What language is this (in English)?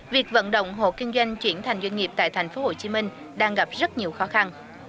Vietnamese